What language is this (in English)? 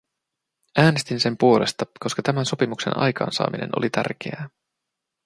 Finnish